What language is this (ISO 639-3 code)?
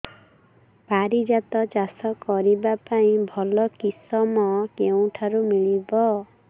ori